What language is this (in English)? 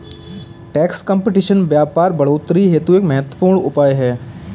Hindi